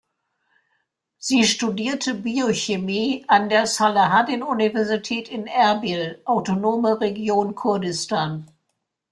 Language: German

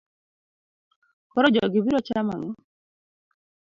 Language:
Luo (Kenya and Tanzania)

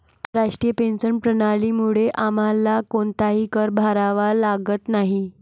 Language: Marathi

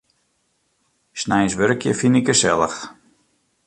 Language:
Western Frisian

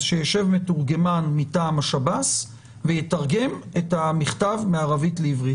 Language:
Hebrew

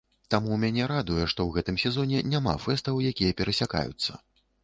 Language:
Belarusian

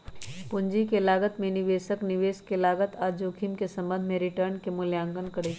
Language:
Magahi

